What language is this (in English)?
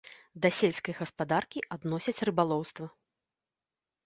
Belarusian